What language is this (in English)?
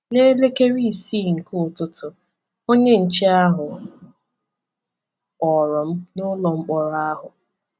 Igbo